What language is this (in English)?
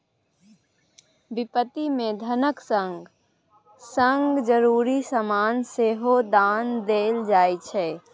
Maithili